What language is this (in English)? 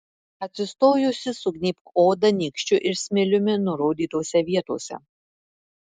Lithuanian